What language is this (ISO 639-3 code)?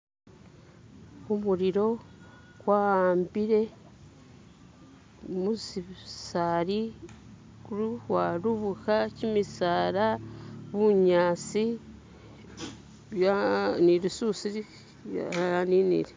myx